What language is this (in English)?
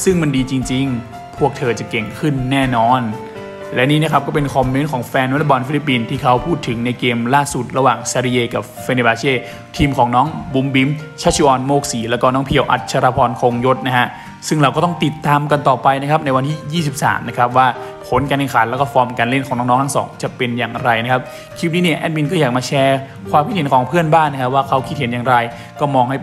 Thai